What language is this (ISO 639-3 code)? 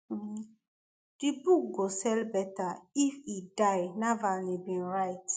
pcm